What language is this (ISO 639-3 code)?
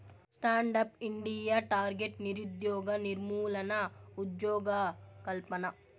tel